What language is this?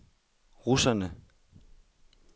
Danish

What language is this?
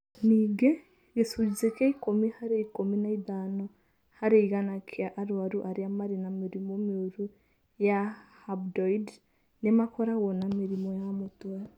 Kikuyu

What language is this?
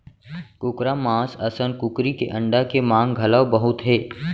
Chhattisgarhi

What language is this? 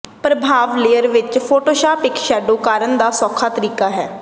Punjabi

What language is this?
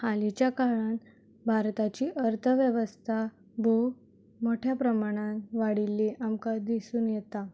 Konkani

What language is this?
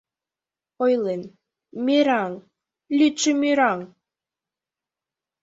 Mari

